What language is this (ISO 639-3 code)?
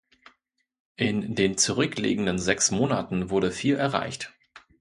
deu